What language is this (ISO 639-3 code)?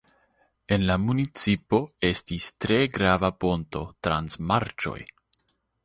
epo